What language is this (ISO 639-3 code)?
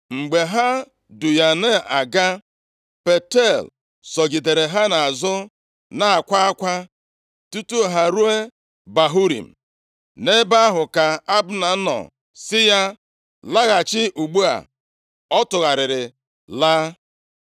ibo